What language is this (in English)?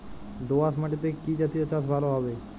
Bangla